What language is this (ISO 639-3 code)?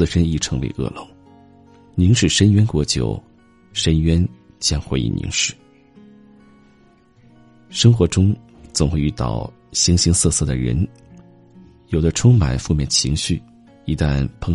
zho